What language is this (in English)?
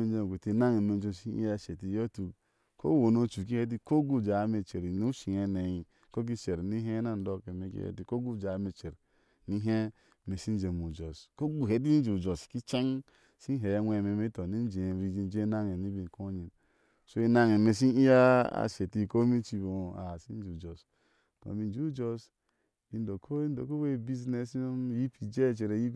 Ashe